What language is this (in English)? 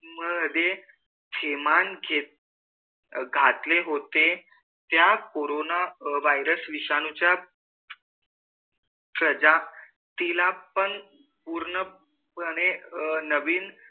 Marathi